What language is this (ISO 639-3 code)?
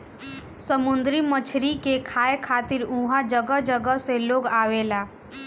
bho